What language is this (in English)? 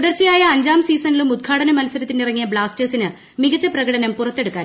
Malayalam